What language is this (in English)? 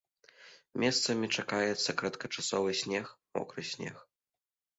Belarusian